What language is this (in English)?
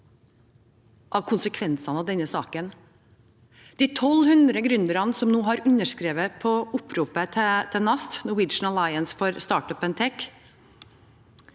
Norwegian